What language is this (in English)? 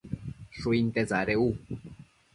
Matsés